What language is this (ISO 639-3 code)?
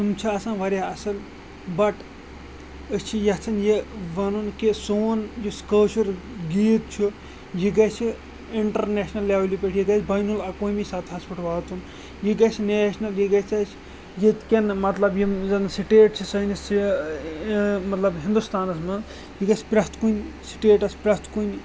kas